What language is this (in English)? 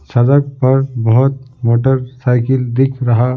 Hindi